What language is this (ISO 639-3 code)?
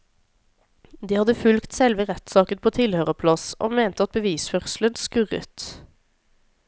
nor